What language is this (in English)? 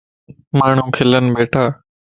Lasi